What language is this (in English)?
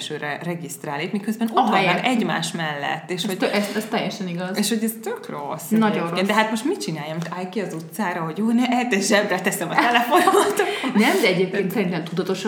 Hungarian